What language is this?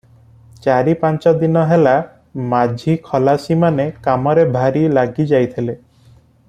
Odia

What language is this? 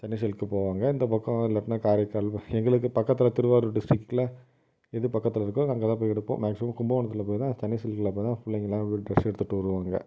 Tamil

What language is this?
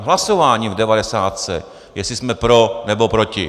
Czech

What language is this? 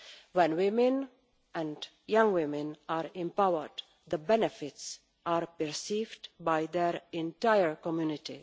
English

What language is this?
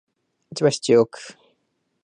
Japanese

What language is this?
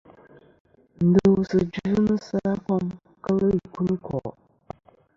Kom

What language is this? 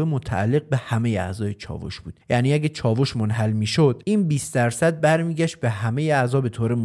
Persian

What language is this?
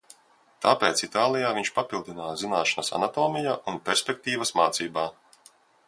Latvian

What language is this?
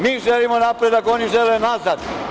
Serbian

